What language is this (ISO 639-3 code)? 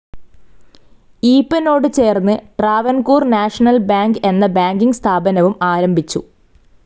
mal